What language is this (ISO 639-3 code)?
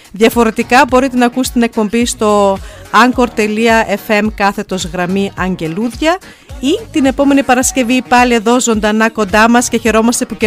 ell